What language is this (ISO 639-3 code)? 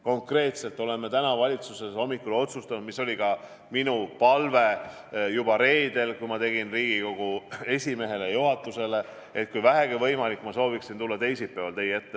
est